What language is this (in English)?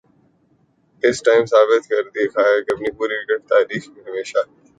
Urdu